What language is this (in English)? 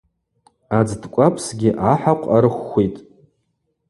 Abaza